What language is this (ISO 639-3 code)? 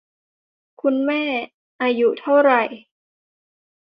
tha